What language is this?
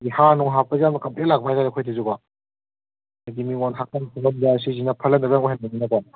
Manipuri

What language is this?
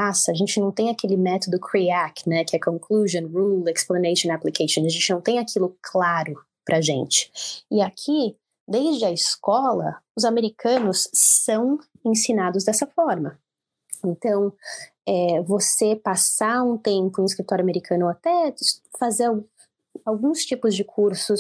Portuguese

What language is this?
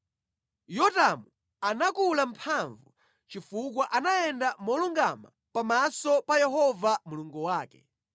Nyanja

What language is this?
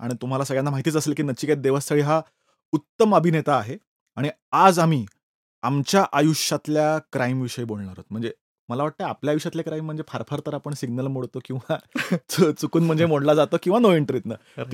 Marathi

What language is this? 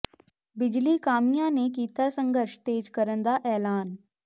Punjabi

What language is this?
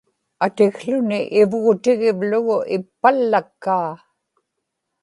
Inupiaq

